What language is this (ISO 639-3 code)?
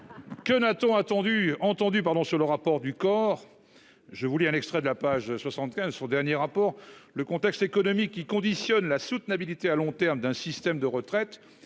fra